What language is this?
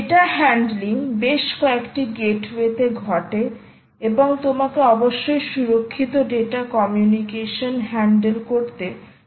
Bangla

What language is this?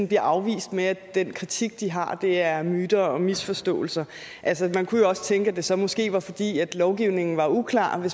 Danish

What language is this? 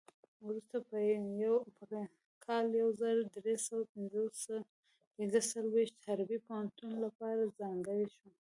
Pashto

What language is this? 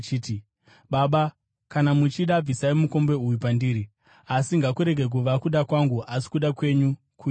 Shona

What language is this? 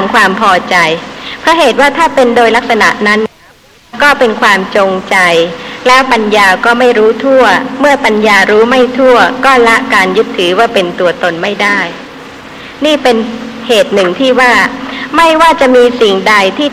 Thai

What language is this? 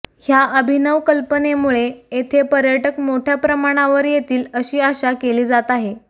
Marathi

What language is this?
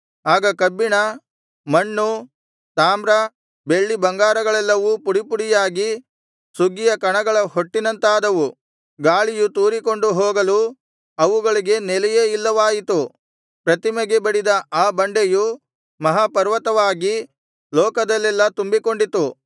Kannada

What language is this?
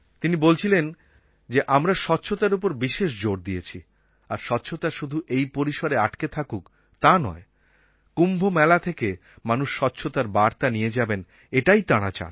Bangla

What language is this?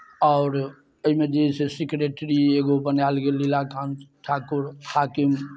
Maithili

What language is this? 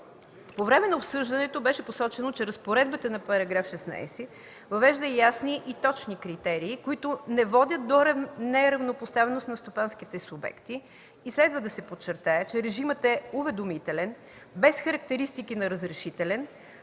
Bulgarian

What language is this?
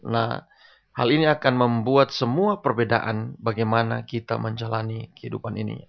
Indonesian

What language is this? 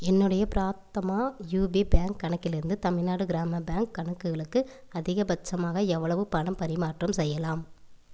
Tamil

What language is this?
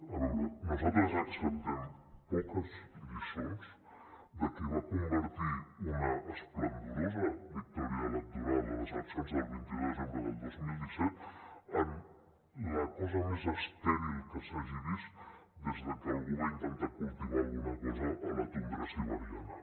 Catalan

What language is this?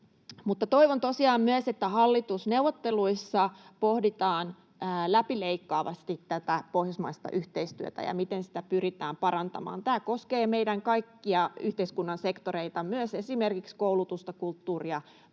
Finnish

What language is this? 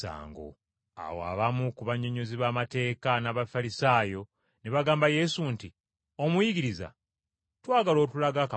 Ganda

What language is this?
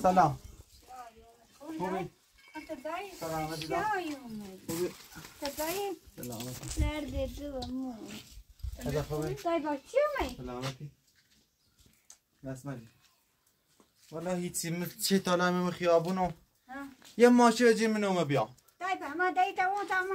Persian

